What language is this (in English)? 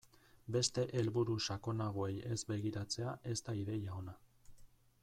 Basque